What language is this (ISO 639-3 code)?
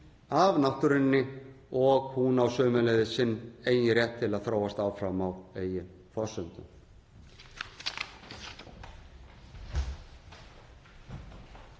isl